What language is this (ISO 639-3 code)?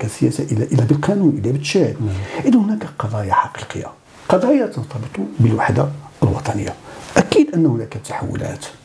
ara